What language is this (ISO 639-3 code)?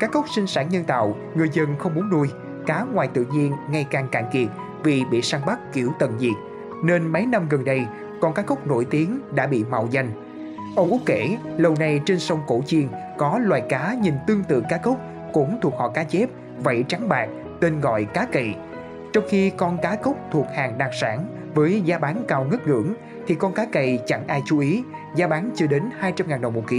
vie